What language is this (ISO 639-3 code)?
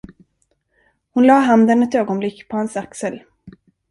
swe